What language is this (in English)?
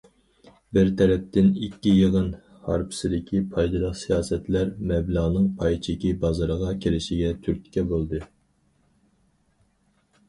Uyghur